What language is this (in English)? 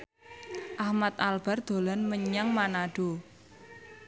Javanese